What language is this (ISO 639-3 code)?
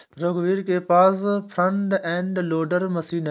hin